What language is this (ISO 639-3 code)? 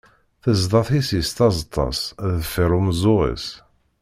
kab